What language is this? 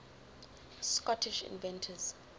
English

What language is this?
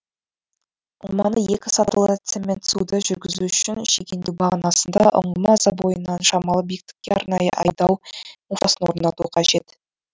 Kazakh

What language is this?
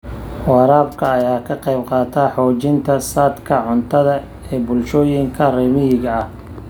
Somali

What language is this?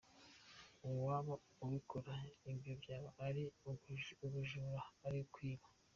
Kinyarwanda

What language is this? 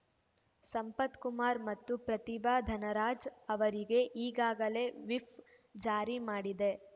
Kannada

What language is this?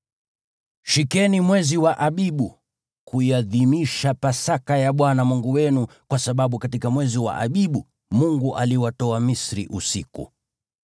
Swahili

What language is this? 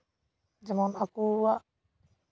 Santali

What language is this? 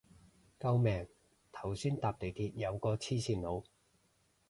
Cantonese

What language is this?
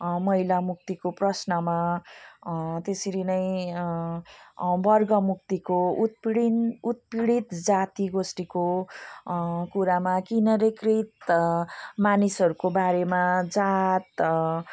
Nepali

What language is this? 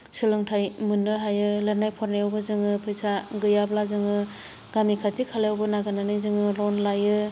Bodo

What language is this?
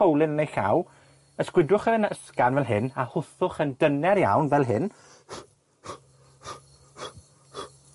Welsh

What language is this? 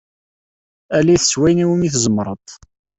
Kabyle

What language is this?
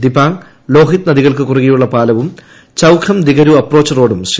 Malayalam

